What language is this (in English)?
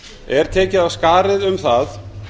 Icelandic